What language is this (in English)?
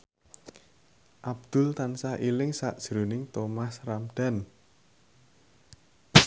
Javanese